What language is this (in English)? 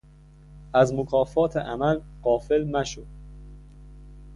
Persian